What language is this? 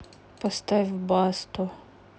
Russian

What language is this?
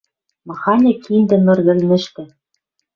Western Mari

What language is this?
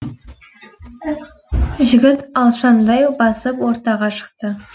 Kazakh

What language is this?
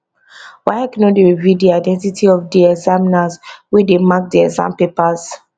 Nigerian Pidgin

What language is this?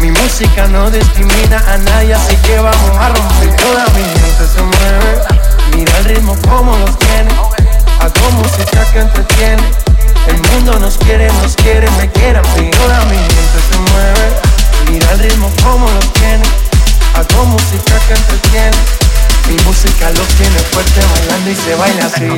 Hindi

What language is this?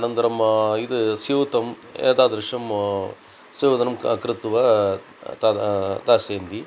Sanskrit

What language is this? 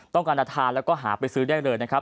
Thai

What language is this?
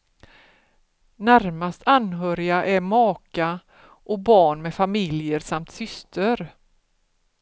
Swedish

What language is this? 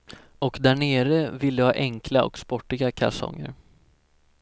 Swedish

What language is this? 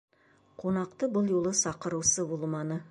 Bashkir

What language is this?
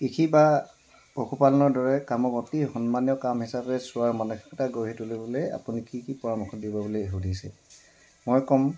Assamese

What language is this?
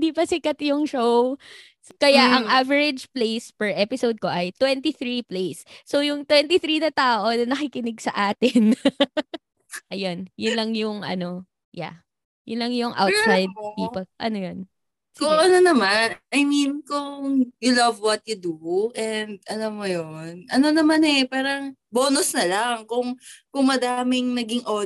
Filipino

